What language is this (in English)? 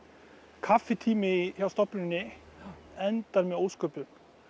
Icelandic